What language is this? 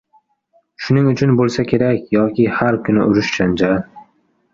Uzbek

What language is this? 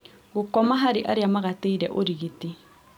Kikuyu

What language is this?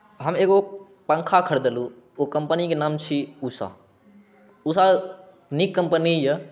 Maithili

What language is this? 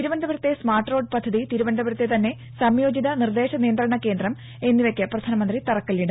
Malayalam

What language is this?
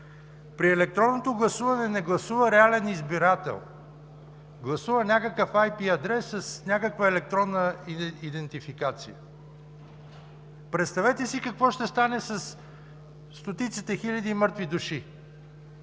Bulgarian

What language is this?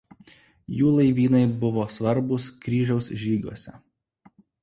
Lithuanian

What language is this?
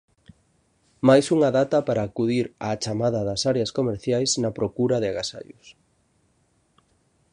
Galician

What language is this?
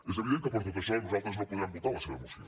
Catalan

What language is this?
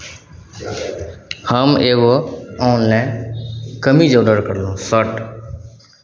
Maithili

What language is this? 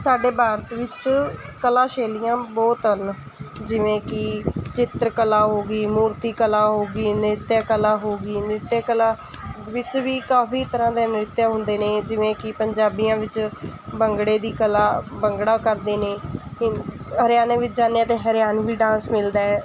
Punjabi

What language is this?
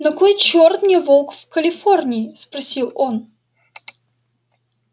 Russian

